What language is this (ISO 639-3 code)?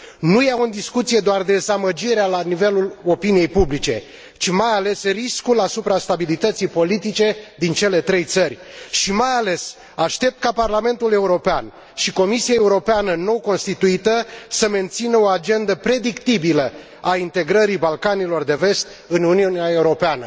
ron